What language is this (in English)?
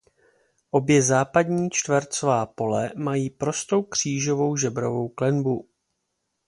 Czech